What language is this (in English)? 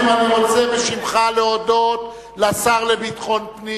Hebrew